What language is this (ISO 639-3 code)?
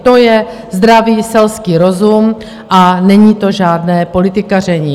ces